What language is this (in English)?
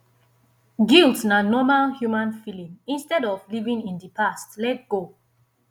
Nigerian Pidgin